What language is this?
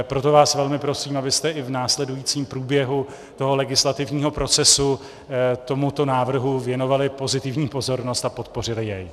Czech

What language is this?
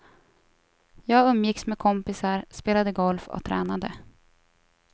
Swedish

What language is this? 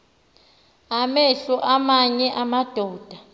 Xhosa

